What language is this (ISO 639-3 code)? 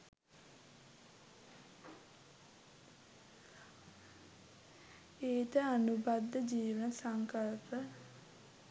sin